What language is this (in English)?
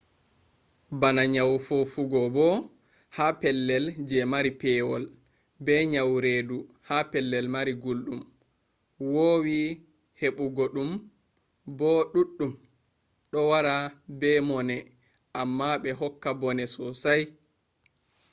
Fula